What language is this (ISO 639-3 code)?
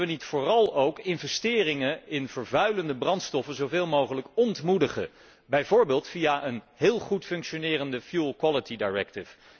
nld